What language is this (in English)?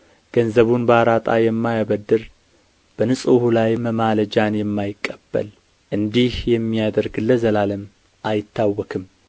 Amharic